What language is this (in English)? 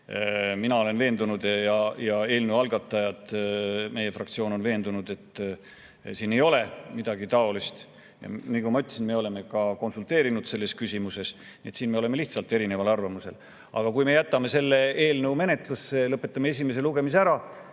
Estonian